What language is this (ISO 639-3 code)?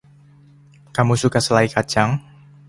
ind